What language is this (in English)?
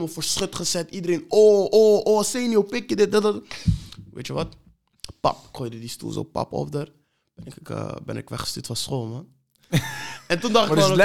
Dutch